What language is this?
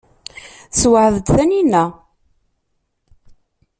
Kabyle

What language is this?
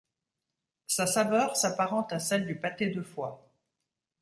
French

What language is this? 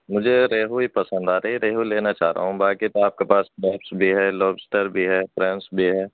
Urdu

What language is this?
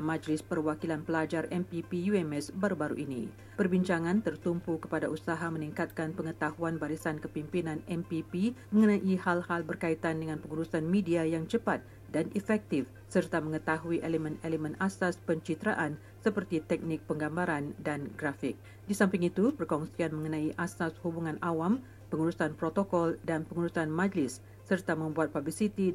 Malay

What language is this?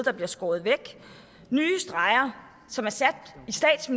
Danish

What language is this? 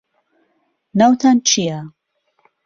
Central Kurdish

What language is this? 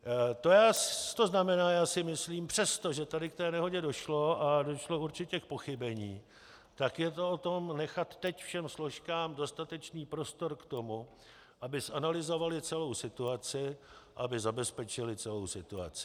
Czech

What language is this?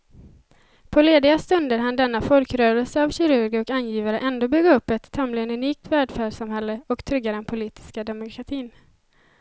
Swedish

